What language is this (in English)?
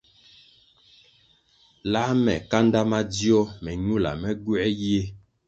Kwasio